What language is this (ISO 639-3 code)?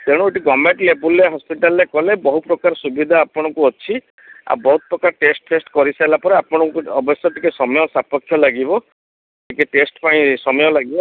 ori